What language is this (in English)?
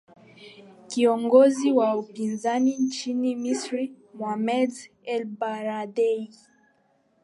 Swahili